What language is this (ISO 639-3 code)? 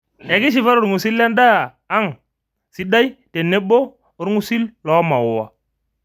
mas